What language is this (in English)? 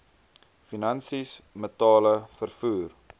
Afrikaans